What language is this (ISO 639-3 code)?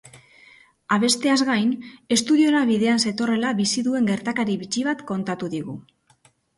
eus